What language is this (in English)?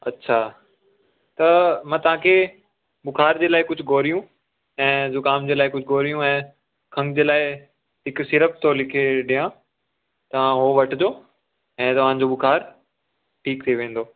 Sindhi